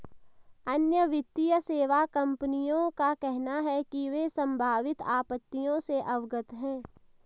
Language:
Hindi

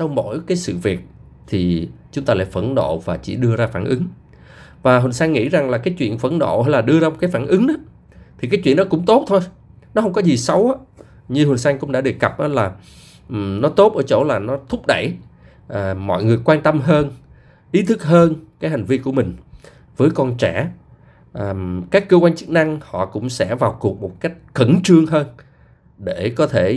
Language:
Vietnamese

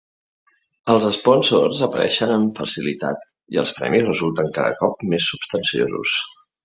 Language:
Catalan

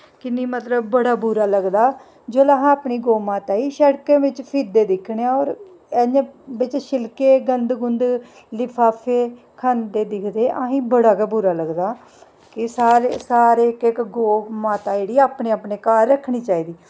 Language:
Dogri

